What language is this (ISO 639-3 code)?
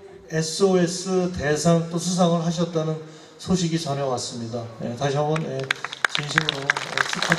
kor